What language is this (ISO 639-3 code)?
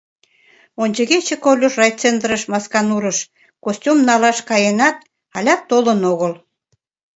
chm